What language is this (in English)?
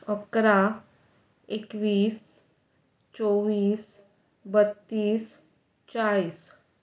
Konkani